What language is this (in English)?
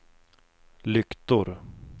Swedish